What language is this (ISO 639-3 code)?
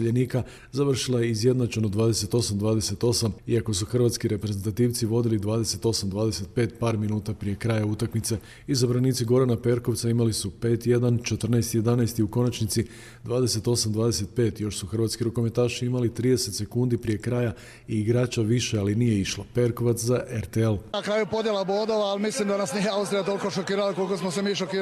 hrv